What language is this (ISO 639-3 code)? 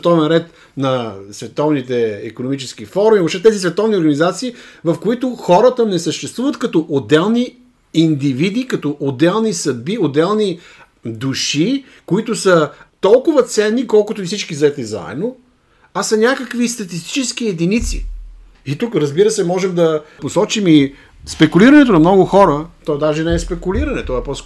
bul